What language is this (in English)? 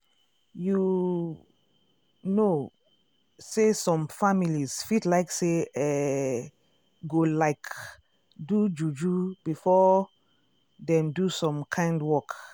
Nigerian Pidgin